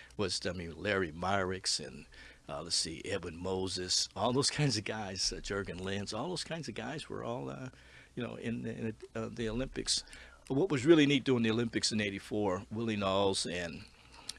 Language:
English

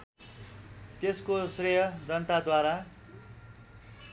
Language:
Nepali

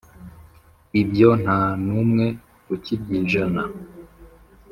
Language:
Kinyarwanda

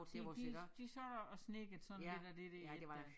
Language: Danish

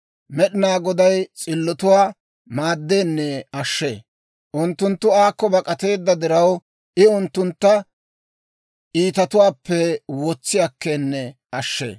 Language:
Dawro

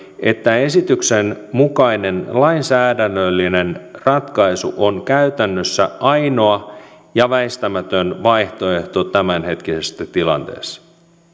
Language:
Finnish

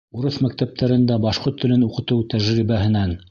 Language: Bashkir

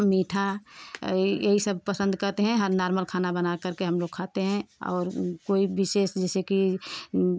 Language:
Hindi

